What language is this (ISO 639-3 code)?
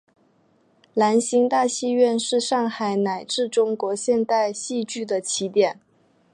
zho